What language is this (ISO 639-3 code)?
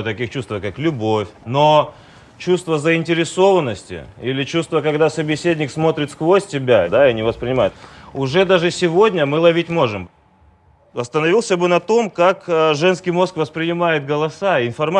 rus